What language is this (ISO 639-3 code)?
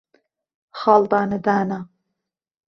ckb